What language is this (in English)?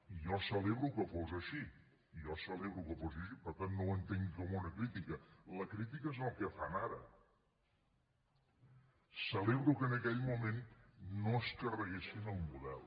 Catalan